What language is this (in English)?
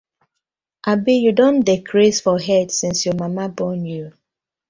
Nigerian Pidgin